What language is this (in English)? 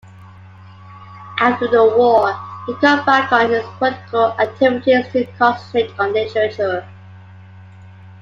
English